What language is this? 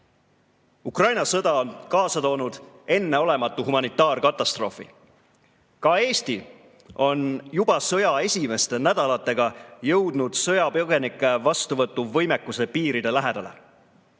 Estonian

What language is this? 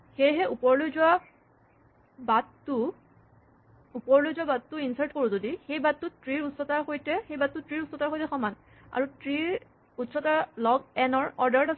Assamese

